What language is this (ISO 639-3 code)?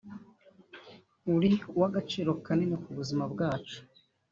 kin